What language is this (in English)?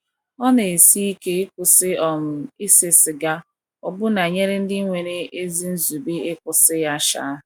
Igbo